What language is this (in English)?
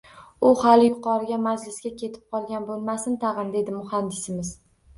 Uzbek